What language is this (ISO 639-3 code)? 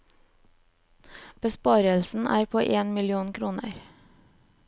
nor